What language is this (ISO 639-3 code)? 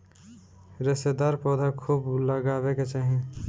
bho